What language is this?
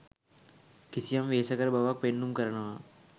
Sinhala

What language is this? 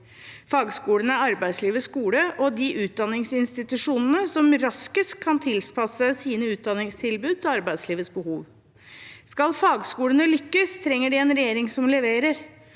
Norwegian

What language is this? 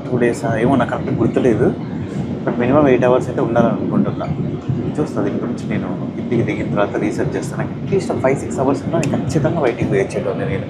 Telugu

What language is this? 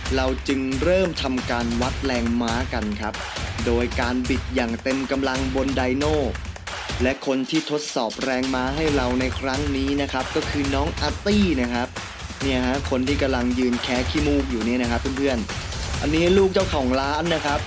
Thai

